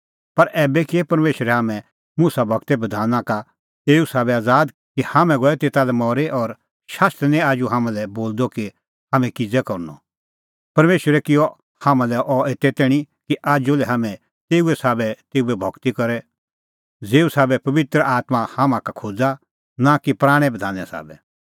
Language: Kullu Pahari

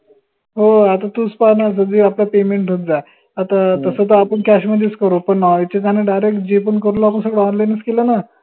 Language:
Marathi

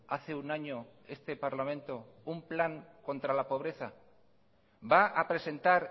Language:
Spanish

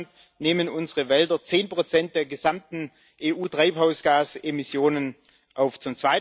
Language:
German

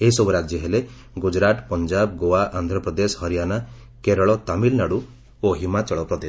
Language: Odia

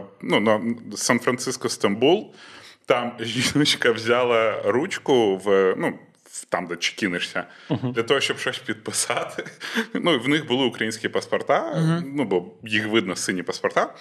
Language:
Ukrainian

